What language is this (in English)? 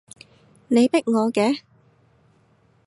Cantonese